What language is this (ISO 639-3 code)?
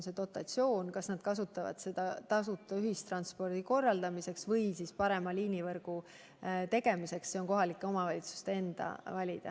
est